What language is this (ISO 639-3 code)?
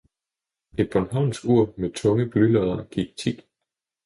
dan